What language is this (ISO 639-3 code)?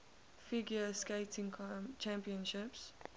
eng